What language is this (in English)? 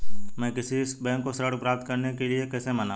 Hindi